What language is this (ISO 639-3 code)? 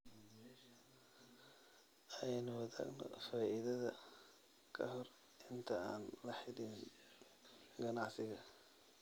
som